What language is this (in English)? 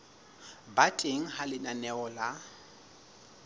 Southern Sotho